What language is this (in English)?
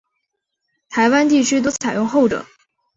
Chinese